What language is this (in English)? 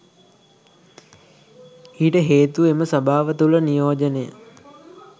Sinhala